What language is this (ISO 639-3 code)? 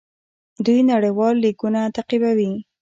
pus